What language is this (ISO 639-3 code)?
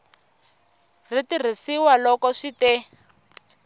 tso